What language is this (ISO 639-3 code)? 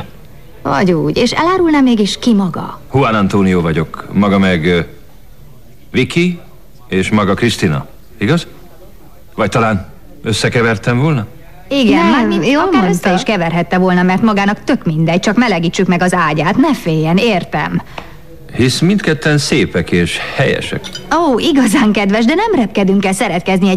hun